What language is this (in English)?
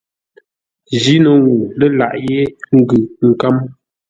Ngombale